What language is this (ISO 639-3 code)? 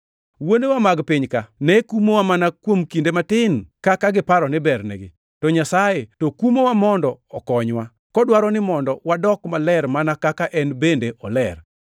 luo